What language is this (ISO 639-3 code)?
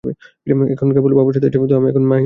ben